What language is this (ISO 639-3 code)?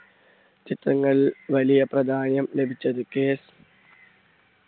mal